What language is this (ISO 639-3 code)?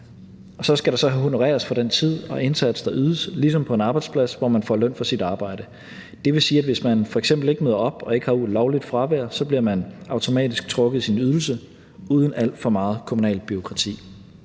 dan